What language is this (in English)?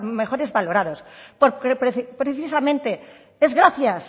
Spanish